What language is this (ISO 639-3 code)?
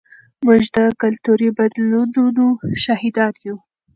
pus